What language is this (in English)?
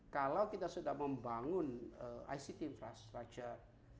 Indonesian